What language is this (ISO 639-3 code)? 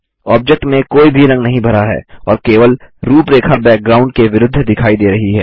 hin